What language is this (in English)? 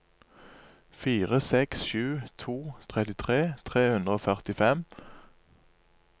Norwegian